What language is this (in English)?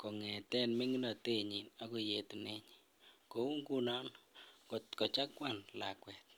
Kalenjin